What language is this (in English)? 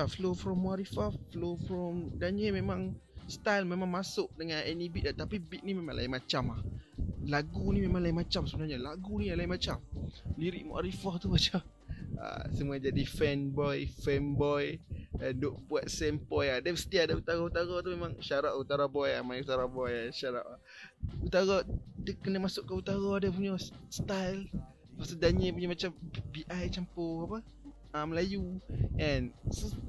Malay